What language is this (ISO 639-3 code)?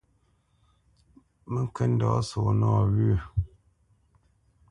bce